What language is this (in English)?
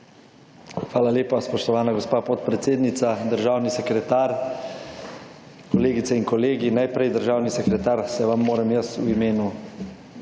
Slovenian